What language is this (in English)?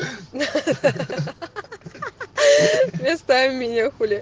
Russian